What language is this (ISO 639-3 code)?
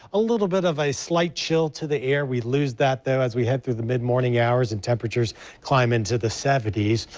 eng